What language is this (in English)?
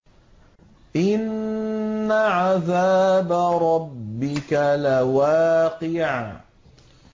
Arabic